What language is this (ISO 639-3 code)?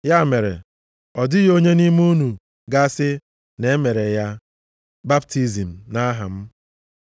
ibo